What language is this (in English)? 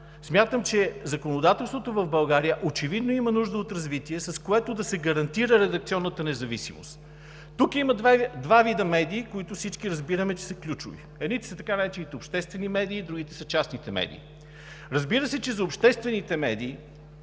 Bulgarian